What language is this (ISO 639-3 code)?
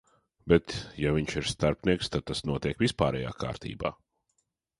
lav